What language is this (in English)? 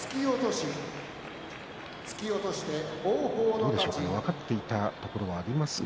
Japanese